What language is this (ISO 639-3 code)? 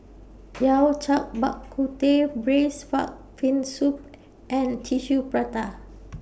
eng